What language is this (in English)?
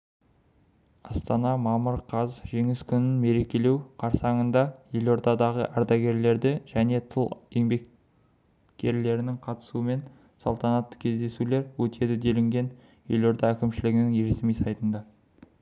Kazakh